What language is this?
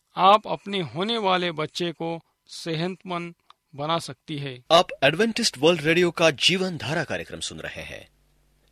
Hindi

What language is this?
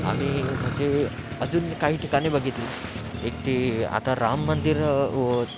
Marathi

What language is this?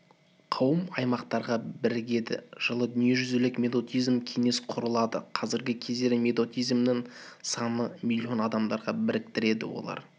Kazakh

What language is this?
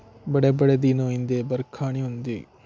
Dogri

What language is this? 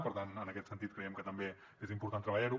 Catalan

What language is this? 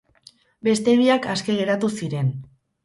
Basque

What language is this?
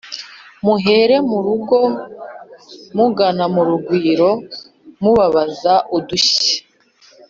Kinyarwanda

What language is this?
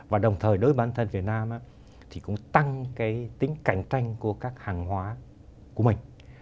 Vietnamese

